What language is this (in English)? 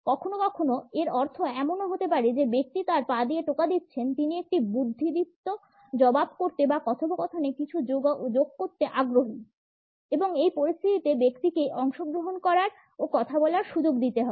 Bangla